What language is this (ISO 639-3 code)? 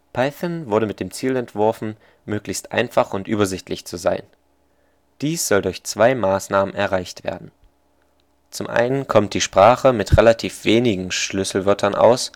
deu